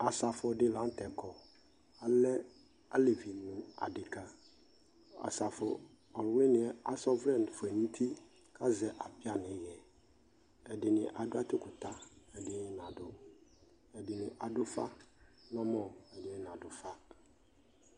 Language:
Ikposo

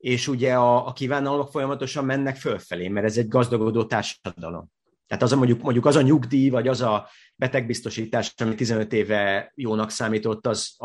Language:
Hungarian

